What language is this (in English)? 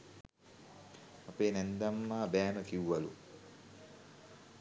Sinhala